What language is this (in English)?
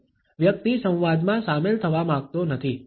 Gujarati